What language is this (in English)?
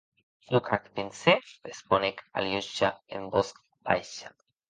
Occitan